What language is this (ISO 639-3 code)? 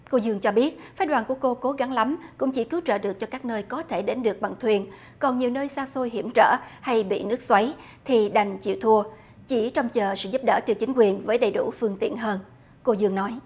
vie